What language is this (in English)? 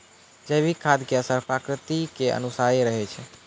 Maithili